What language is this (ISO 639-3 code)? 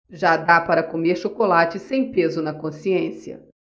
por